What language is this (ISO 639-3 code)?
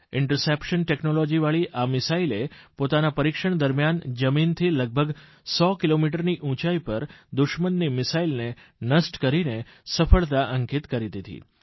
guj